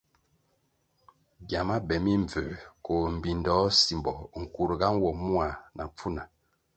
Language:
Kwasio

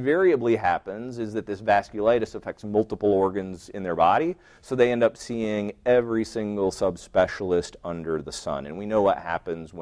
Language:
English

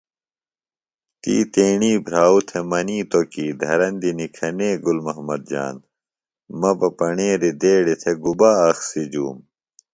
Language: Phalura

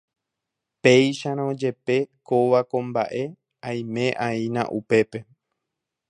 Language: Guarani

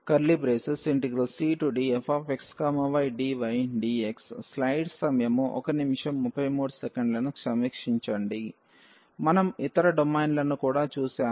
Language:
Telugu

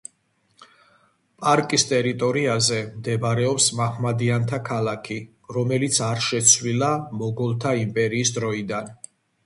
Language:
Georgian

